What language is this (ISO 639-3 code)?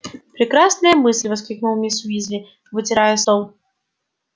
rus